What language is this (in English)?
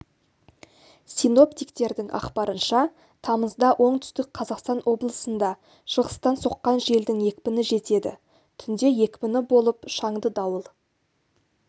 Kazakh